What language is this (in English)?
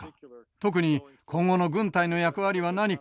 Japanese